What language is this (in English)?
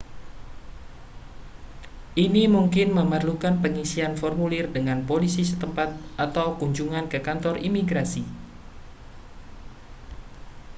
Indonesian